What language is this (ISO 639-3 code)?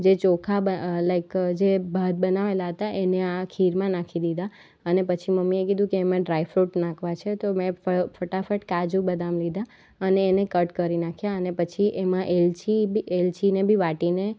guj